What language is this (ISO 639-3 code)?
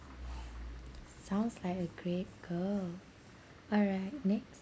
eng